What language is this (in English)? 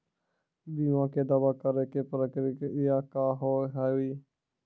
Maithili